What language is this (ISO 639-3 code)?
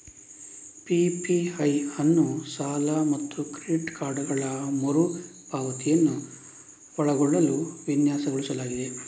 kan